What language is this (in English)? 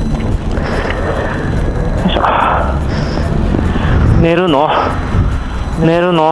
Japanese